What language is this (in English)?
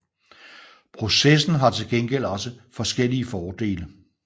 Danish